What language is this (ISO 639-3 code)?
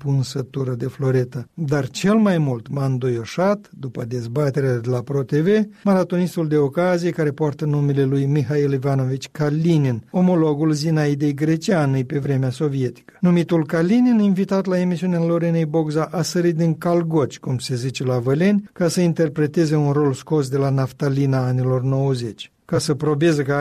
ron